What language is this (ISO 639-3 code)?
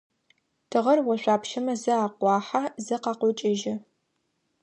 ady